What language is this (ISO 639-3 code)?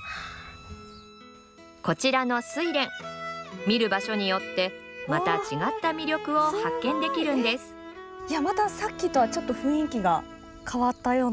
jpn